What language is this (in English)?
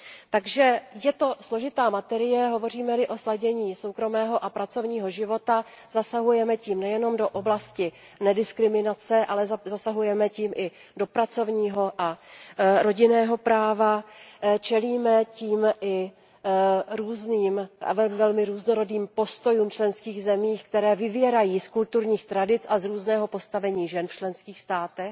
Czech